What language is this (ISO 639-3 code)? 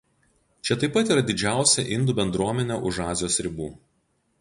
lit